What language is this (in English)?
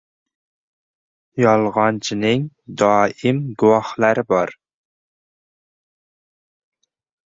Uzbek